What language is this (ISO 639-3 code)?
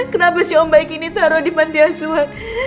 ind